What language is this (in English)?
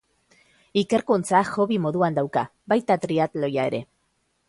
Basque